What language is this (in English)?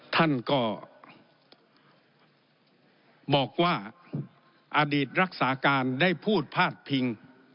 Thai